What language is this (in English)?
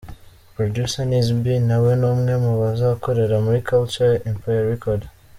Kinyarwanda